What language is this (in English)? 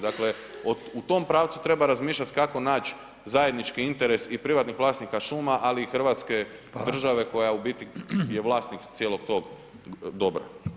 Croatian